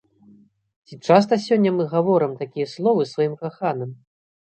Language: Belarusian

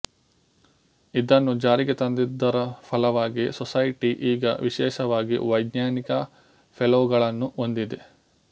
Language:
Kannada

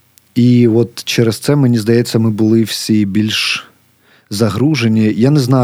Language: Ukrainian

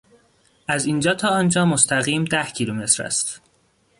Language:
Persian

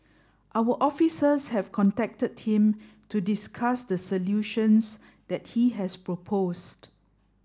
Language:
English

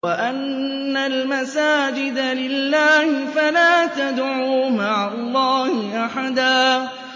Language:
Arabic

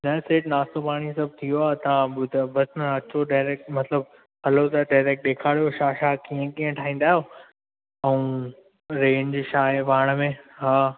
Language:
Sindhi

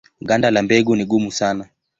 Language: Swahili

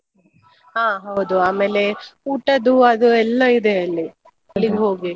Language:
Kannada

